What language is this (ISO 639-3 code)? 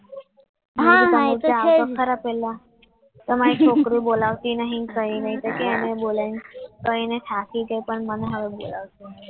guj